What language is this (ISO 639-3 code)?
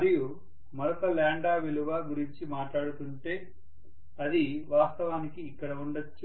tel